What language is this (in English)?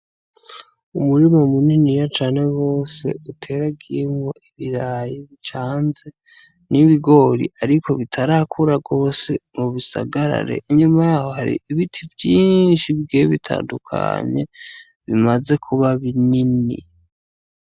Rundi